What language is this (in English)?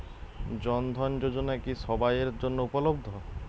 Bangla